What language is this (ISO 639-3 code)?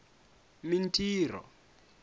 tso